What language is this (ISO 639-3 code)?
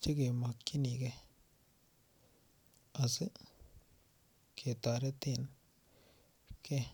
kln